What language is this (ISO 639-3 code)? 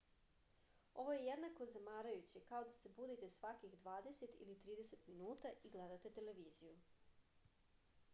srp